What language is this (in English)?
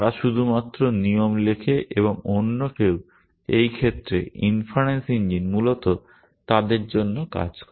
Bangla